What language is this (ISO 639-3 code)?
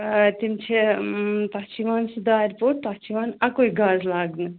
kas